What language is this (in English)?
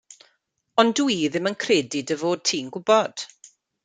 Welsh